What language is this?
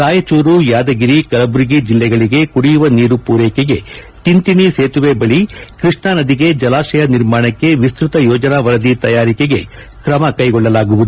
Kannada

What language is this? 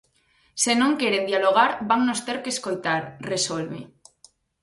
Galician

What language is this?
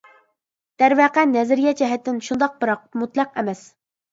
Uyghur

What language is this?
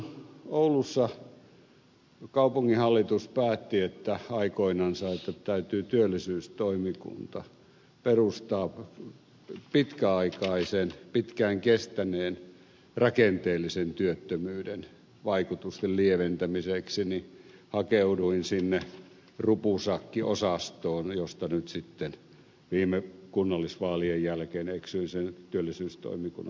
Finnish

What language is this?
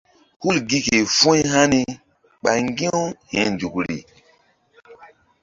Mbum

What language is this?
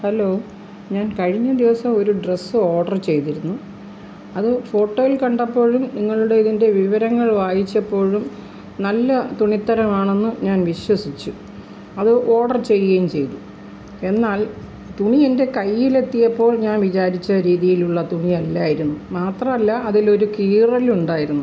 Malayalam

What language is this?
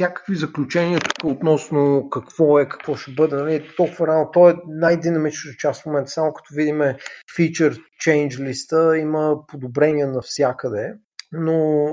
Bulgarian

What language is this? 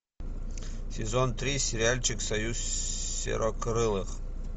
Russian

